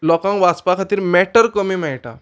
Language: Konkani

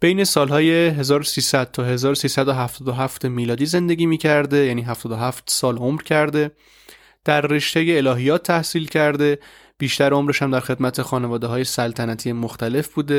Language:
Persian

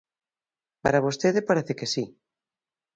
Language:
Galician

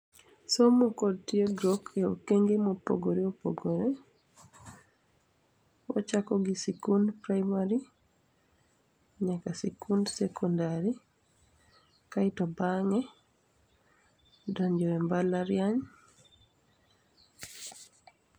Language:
Luo (Kenya and Tanzania)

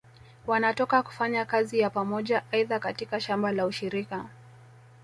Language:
Swahili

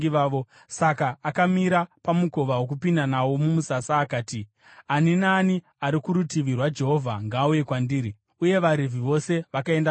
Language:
Shona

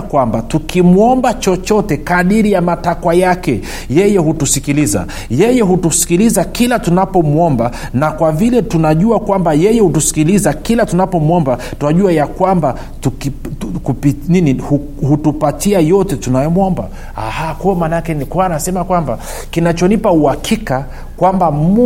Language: Swahili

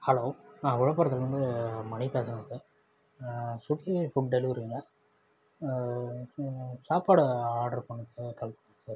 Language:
Tamil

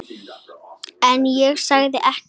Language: Icelandic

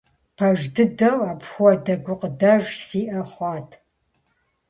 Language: Kabardian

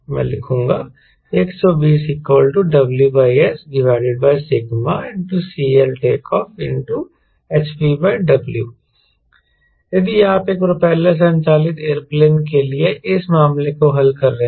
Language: Hindi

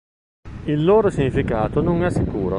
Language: Italian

